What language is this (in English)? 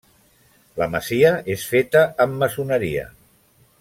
Catalan